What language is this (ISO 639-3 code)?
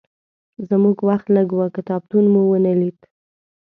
pus